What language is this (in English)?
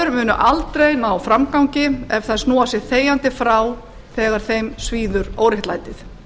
Icelandic